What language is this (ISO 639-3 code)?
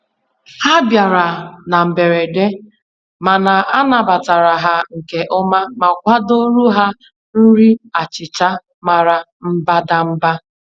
ibo